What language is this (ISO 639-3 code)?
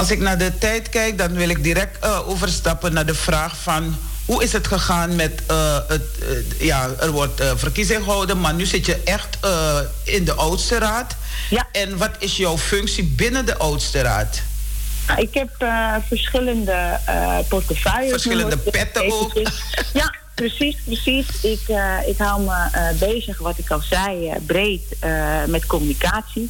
nld